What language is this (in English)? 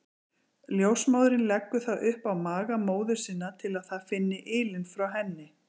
Icelandic